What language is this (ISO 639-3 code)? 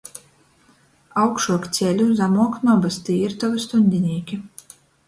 ltg